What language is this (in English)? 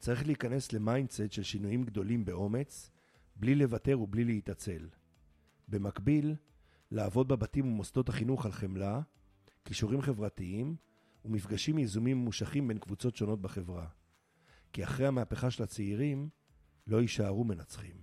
Hebrew